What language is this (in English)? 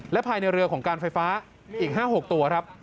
Thai